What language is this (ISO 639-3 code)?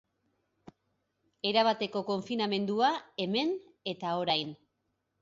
eus